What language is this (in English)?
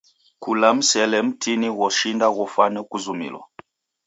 Taita